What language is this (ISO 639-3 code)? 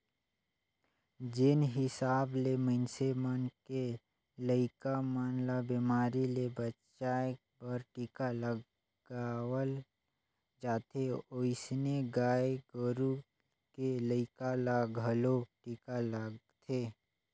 hne